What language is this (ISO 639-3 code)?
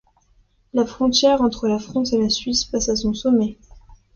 fra